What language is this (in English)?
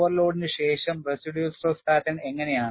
Malayalam